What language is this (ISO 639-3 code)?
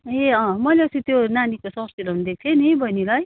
nep